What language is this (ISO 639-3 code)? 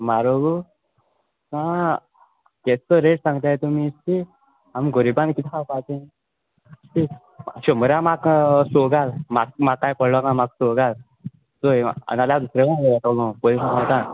kok